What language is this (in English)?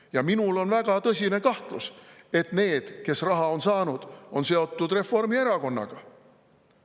Estonian